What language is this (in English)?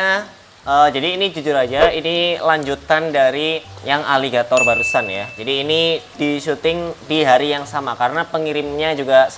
Indonesian